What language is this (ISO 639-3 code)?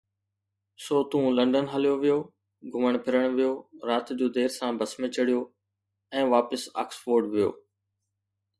snd